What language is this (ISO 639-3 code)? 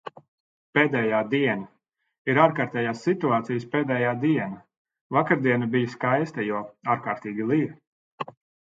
lav